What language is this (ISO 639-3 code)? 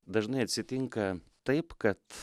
lit